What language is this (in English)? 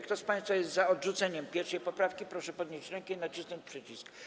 Polish